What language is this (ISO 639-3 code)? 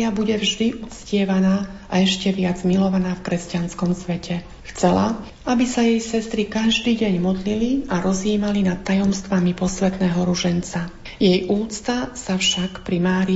slk